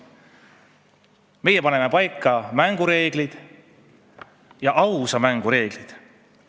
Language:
Estonian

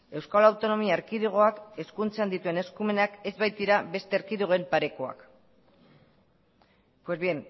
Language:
Basque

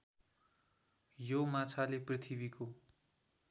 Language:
Nepali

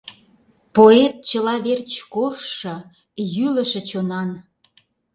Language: Mari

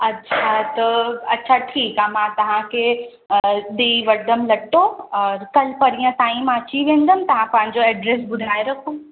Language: Sindhi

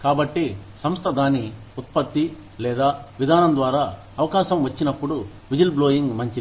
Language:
Telugu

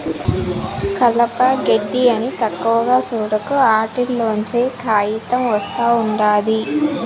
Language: Telugu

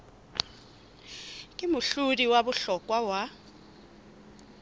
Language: Southern Sotho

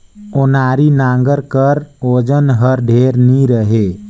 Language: Chhattisgarhi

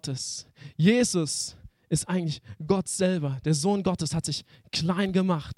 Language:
German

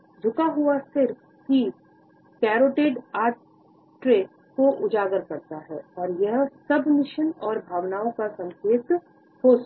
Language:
Hindi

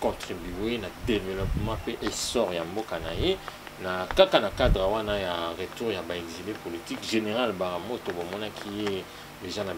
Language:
French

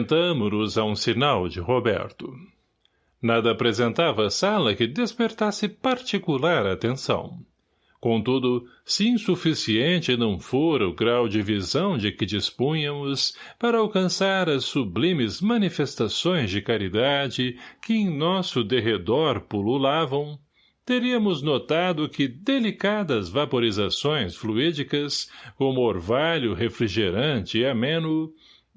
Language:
Portuguese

